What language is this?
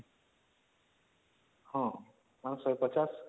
Odia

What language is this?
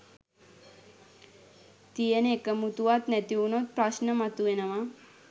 Sinhala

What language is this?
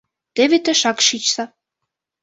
Mari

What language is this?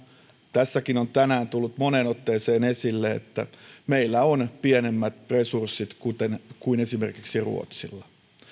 Finnish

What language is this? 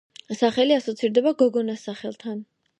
Georgian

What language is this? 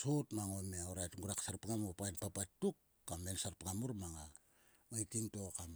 Sulka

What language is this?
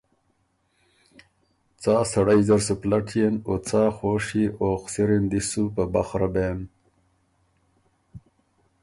Ormuri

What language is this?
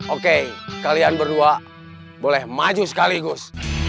Indonesian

